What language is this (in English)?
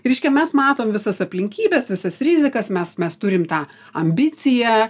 Lithuanian